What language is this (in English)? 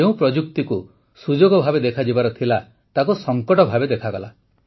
Odia